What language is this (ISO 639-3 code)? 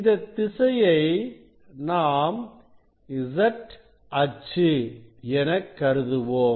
tam